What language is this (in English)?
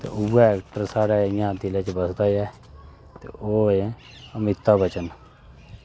Dogri